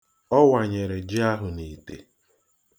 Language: Igbo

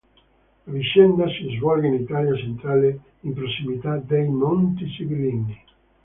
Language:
Italian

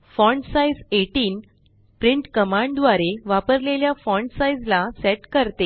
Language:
Marathi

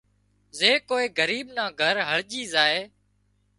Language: Wadiyara Koli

